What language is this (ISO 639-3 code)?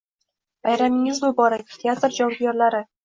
uzb